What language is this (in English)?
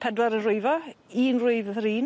Welsh